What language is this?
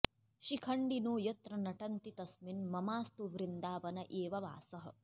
Sanskrit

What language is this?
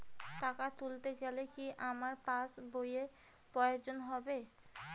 Bangla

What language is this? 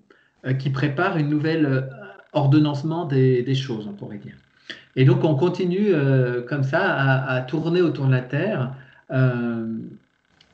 French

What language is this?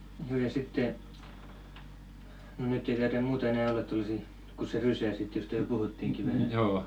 Finnish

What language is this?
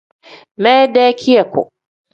Tem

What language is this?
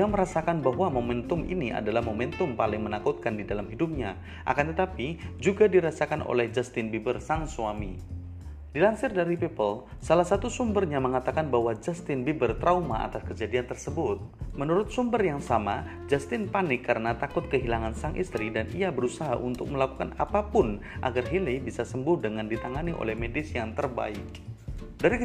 Indonesian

